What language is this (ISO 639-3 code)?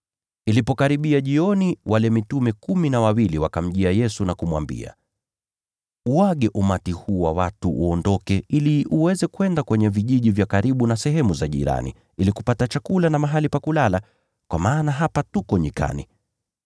swa